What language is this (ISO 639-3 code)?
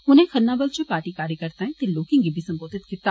doi